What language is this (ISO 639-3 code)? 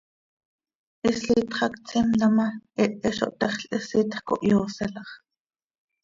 sei